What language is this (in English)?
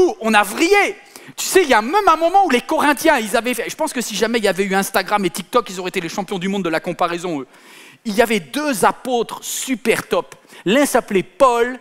French